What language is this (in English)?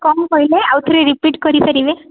Odia